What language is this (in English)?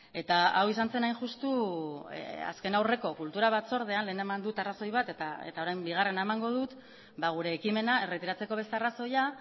Basque